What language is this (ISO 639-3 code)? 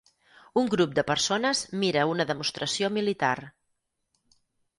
cat